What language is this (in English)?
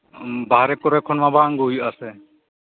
Santali